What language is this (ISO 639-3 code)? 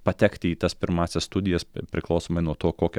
lit